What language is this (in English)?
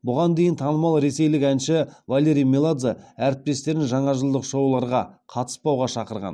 Kazakh